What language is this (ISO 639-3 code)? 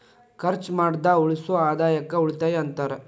kan